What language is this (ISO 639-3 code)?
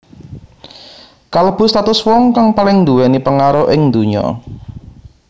jav